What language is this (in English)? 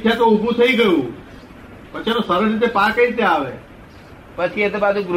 Gujarati